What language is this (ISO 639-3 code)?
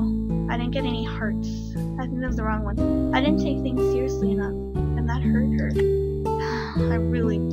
eng